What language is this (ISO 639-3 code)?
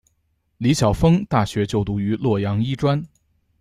zho